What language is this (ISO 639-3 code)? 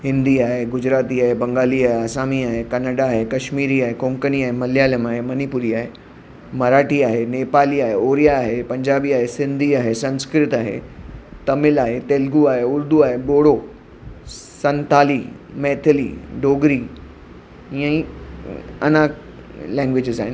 snd